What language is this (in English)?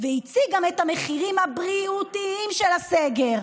Hebrew